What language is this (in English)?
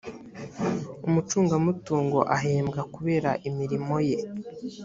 Kinyarwanda